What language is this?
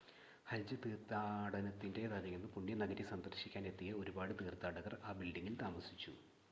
Malayalam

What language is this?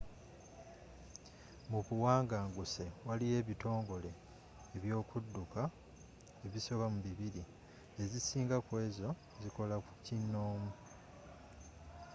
Ganda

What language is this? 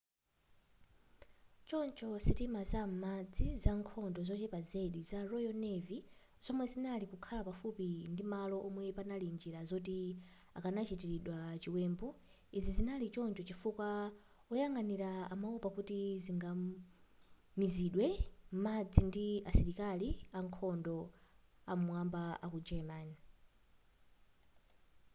Nyanja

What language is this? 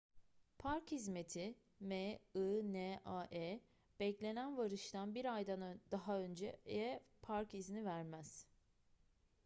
Turkish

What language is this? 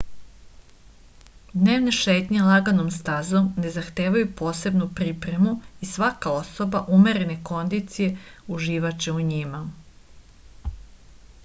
Serbian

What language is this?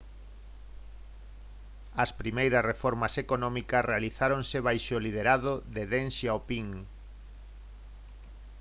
Galician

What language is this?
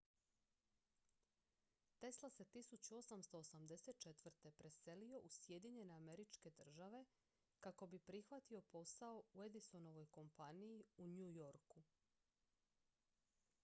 Croatian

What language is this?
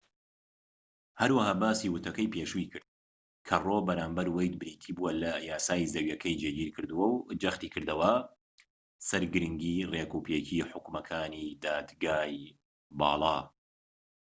Central Kurdish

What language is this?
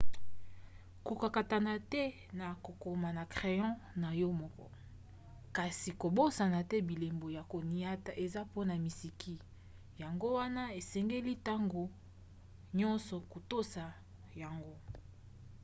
Lingala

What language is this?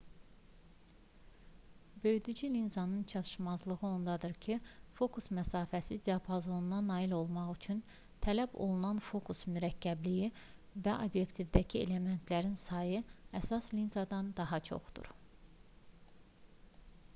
Azerbaijani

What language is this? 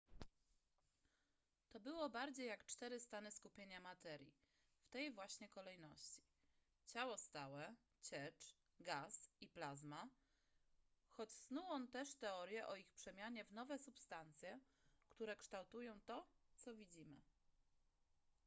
Polish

